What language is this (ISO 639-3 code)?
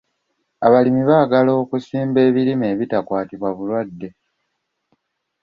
lug